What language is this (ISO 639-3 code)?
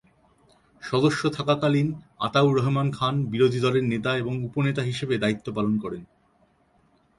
ben